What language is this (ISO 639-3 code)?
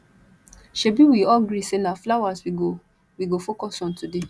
pcm